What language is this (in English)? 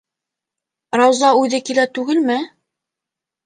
Bashkir